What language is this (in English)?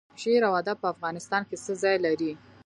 Pashto